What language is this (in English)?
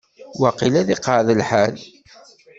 Kabyle